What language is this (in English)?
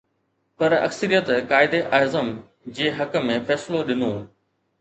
Sindhi